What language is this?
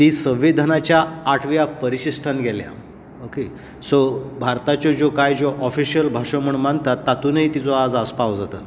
Konkani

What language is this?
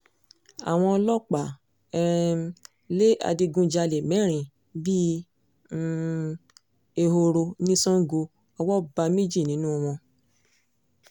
Yoruba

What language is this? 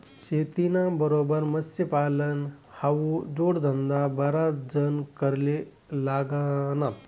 Marathi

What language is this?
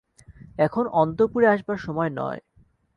Bangla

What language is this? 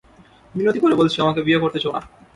Bangla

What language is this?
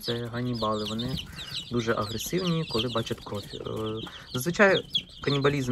Ukrainian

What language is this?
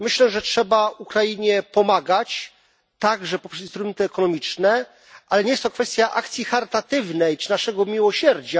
Polish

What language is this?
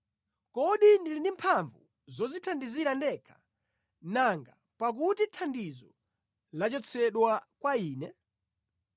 Nyanja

